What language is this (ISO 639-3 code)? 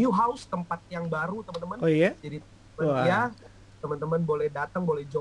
ind